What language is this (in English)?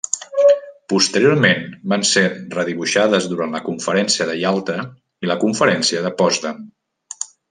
Catalan